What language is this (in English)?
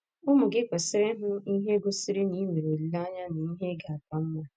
Igbo